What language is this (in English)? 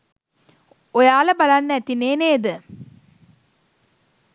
Sinhala